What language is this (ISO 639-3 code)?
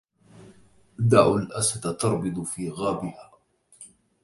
ara